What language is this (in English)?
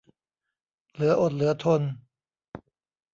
Thai